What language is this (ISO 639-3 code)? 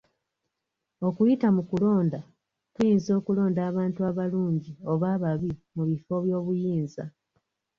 lug